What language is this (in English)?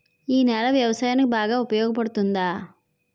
Telugu